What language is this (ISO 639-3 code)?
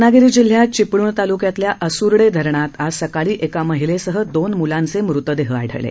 mar